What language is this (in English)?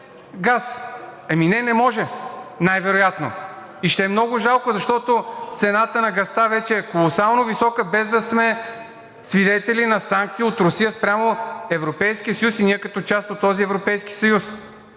Bulgarian